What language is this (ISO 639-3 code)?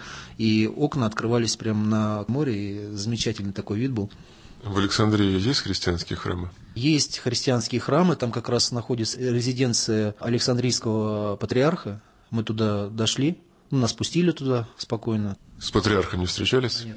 rus